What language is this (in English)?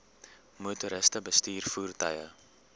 Afrikaans